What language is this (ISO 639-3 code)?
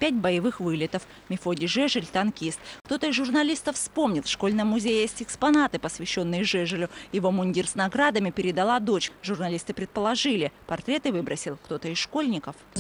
rus